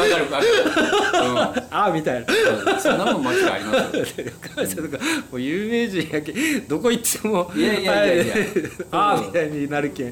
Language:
Japanese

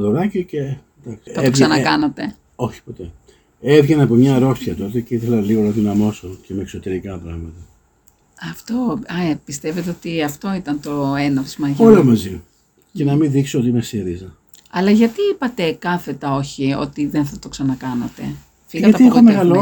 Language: Greek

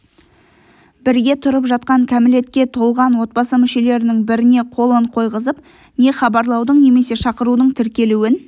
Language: Kazakh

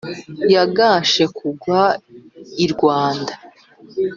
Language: Kinyarwanda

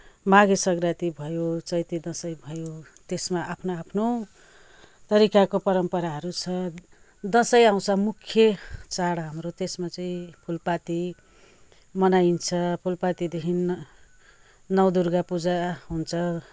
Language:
Nepali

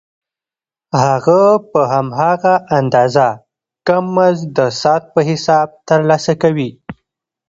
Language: Pashto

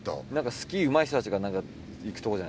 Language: Japanese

